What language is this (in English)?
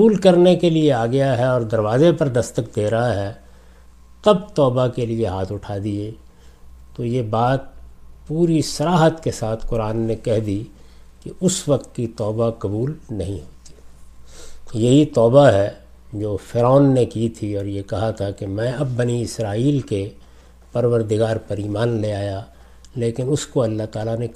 Urdu